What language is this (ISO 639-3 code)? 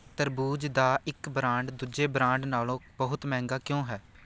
pan